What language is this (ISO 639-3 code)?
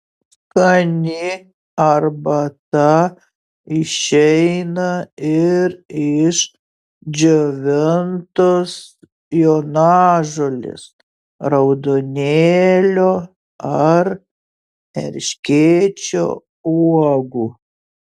lit